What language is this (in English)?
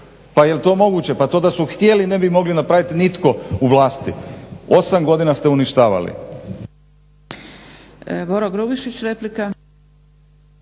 Croatian